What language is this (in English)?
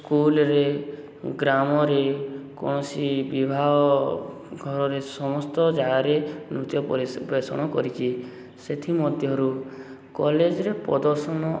Odia